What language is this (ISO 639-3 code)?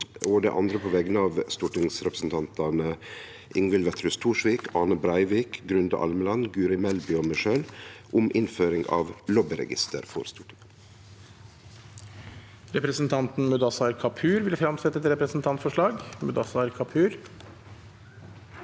nor